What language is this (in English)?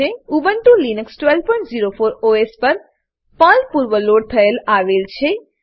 Gujarati